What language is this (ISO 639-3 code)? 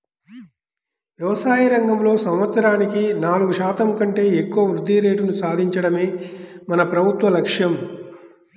tel